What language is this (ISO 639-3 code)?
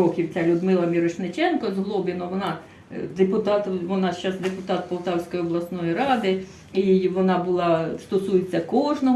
ukr